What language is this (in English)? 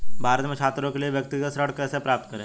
Hindi